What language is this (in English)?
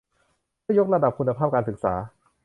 Thai